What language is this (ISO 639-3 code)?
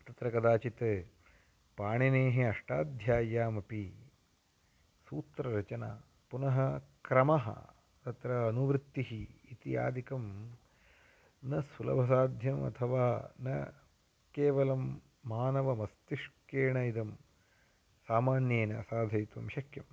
san